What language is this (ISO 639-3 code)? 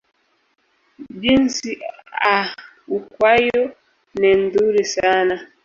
swa